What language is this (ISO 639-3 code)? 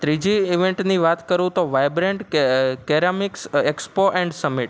guj